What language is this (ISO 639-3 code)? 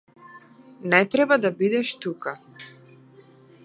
mkd